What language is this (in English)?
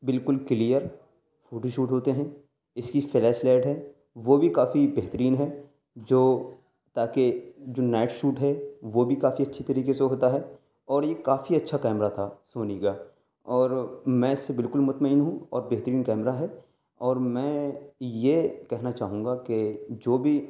Urdu